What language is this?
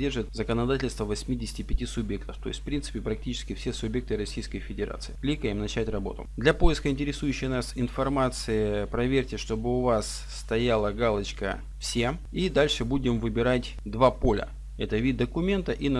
Russian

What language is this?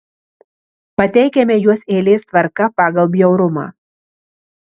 Lithuanian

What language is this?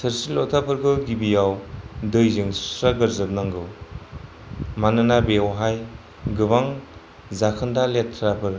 Bodo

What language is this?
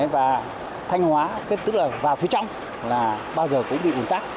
Vietnamese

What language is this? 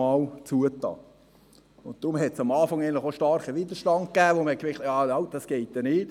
Swiss German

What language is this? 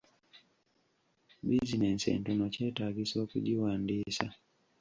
Ganda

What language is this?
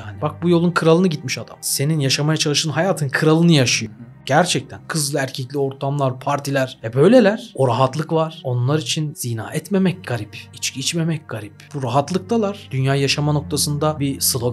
Turkish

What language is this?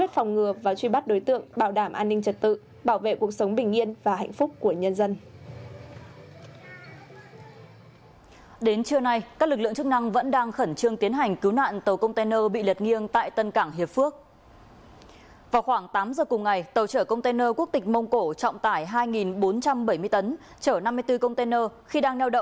Vietnamese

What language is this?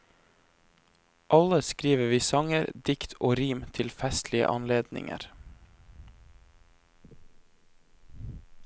Norwegian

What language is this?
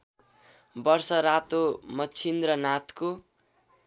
Nepali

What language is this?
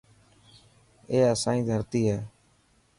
Dhatki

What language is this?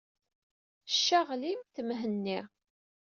Kabyle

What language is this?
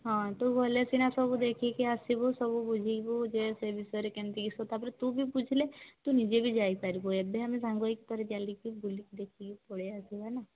Odia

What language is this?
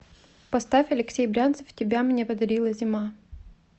Russian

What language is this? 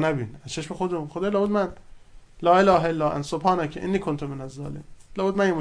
Persian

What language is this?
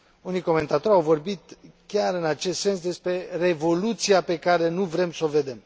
Romanian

